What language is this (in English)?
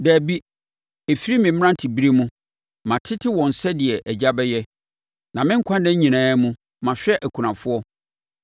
Akan